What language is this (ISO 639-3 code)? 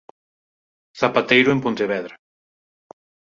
glg